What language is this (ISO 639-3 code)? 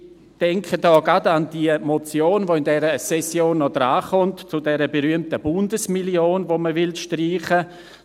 gsw